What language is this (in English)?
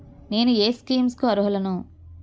Telugu